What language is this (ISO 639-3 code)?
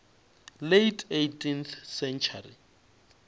nso